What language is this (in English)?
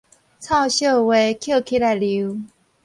Min Nan Chinese